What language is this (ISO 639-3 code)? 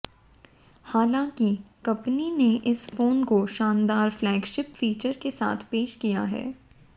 hin